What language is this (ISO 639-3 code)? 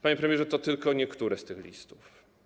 pol